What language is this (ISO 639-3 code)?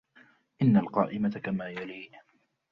ara